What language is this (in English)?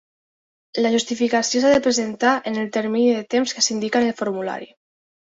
Catalan